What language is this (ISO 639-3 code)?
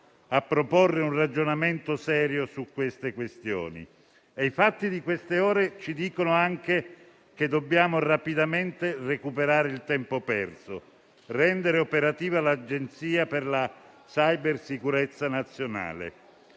ita